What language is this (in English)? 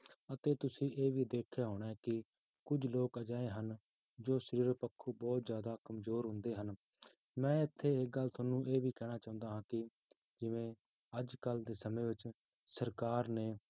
Punjabi